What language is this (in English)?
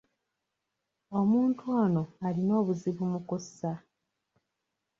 Ganda